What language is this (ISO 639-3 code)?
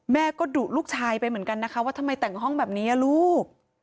tha